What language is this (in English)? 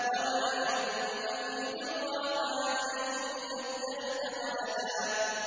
Arabic